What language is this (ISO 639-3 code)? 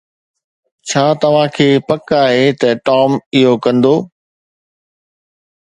snd